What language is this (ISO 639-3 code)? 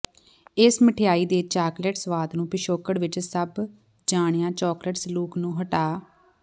pan